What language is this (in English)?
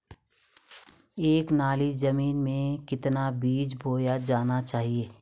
Hindi